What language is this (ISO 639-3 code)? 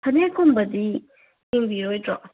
mni